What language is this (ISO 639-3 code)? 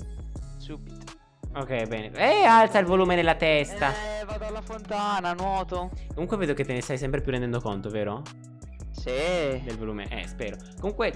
ita